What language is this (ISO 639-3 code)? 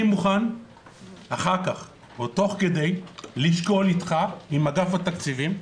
heb